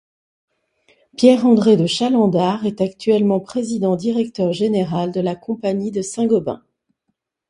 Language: French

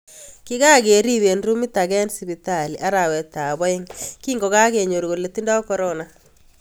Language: Kalenjin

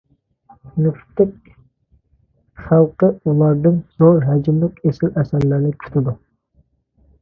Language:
Uyghur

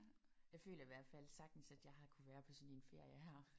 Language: Danish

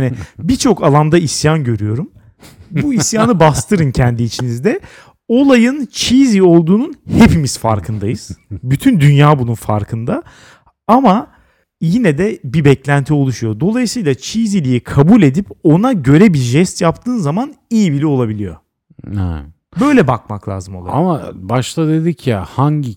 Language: Turkish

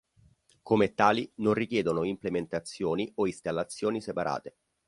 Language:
Italian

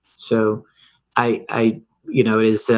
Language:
English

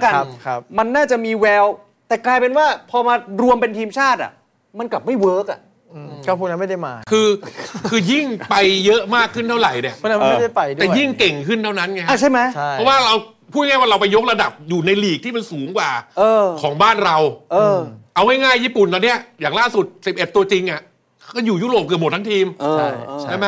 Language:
Thai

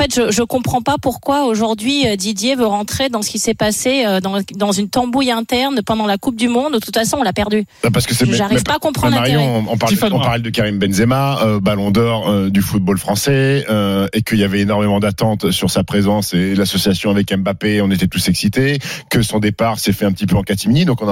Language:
French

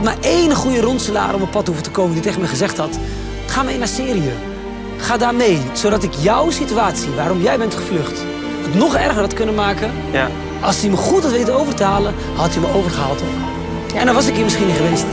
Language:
Dutch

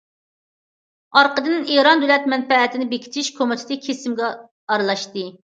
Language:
Uyghur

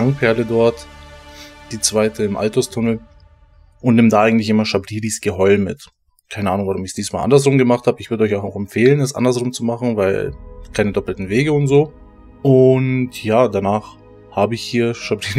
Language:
German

